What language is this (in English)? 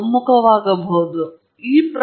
Kannada